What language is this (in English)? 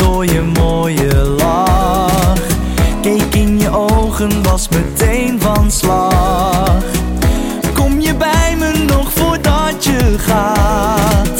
Dutch